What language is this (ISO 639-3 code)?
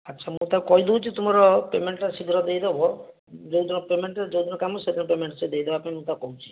ori